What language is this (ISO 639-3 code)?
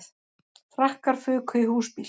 isl